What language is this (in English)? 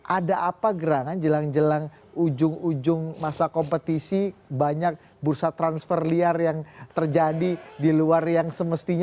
Indonesian